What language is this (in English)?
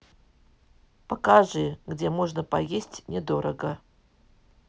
Russian